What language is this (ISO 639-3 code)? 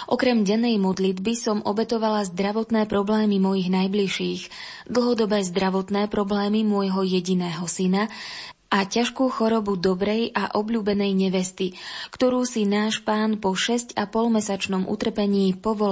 slk